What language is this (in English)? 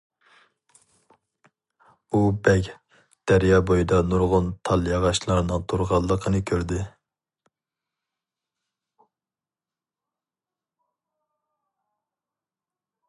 Uyghur